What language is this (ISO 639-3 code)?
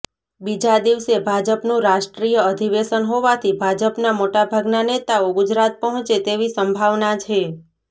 guj